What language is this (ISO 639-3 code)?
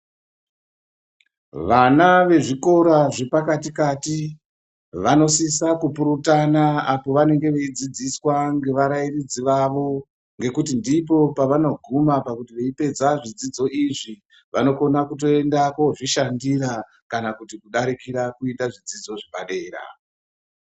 ndc